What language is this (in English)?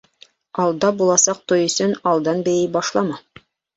Bashkir